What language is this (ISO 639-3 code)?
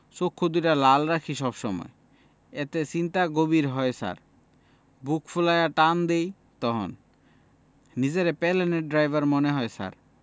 ben